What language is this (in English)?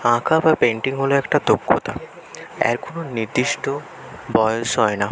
Bangla